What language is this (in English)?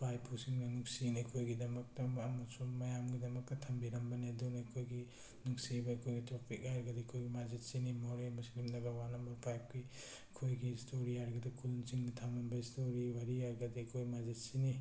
Manipuri